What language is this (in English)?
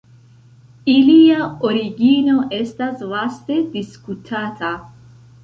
Esperanto